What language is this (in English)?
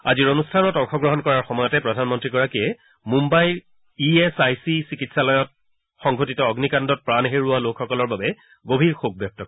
Assamese